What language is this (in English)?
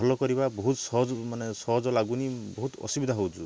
Odia